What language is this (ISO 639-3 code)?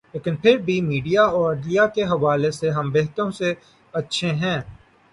urd